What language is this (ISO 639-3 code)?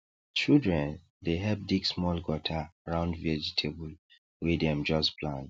pcm